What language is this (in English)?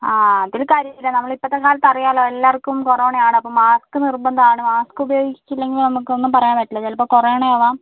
Malayalam